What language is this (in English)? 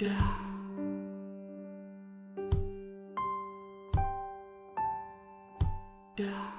English